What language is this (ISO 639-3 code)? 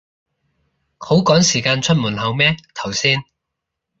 yue